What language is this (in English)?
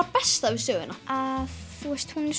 Icelandic